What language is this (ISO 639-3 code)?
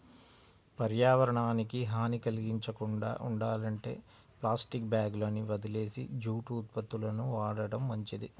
tel